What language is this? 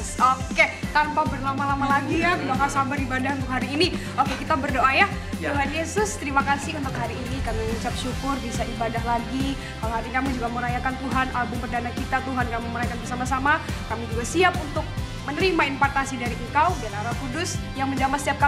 Indonesian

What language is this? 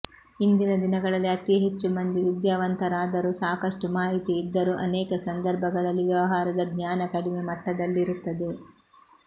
Kannada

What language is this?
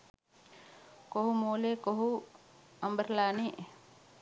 Sinhala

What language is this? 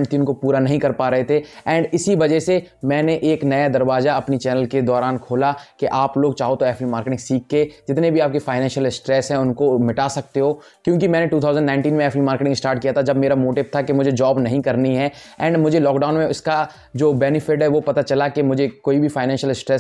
Hindi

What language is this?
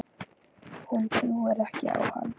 Icelandic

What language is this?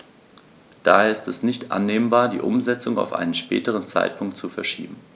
German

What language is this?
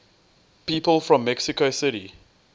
English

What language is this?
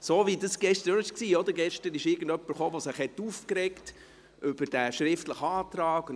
Swiss German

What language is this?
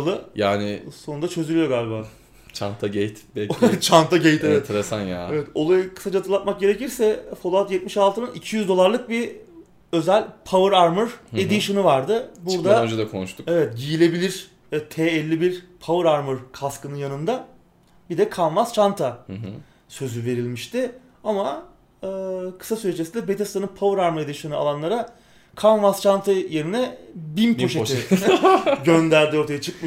Turkish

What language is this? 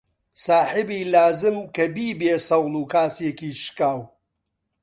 Central Kurdish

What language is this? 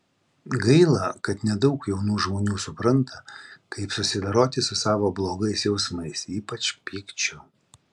Lithuanian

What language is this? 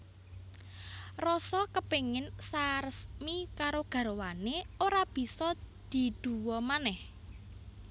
Javanese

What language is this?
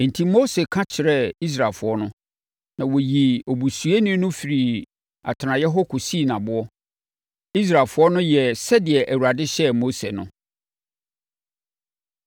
Akan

